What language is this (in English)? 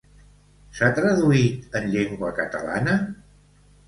Catalan